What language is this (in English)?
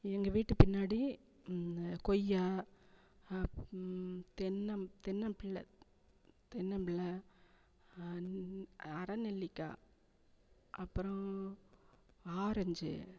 Tamil